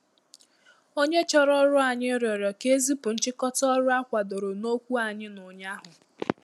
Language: Igbo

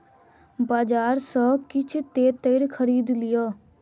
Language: Maithili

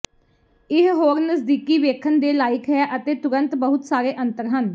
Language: Punjabi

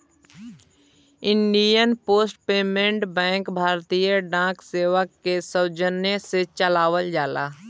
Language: Bhojpuri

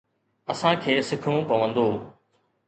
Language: Sindhi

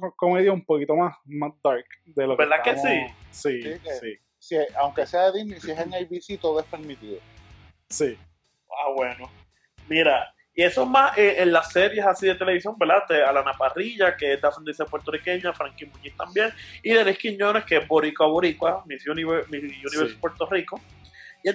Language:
Spanish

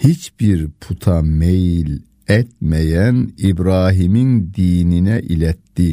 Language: Turkish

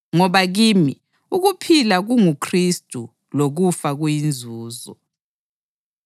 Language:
North Ndebele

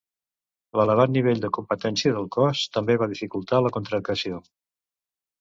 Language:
Catalan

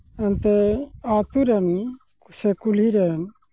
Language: Santali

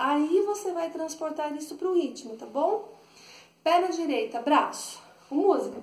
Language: Portuguese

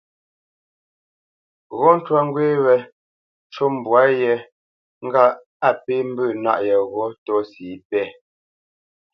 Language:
Bamenyam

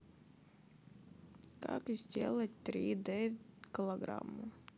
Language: Russian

